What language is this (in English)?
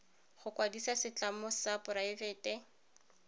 Tswana